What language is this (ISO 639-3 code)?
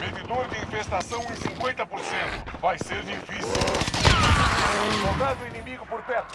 por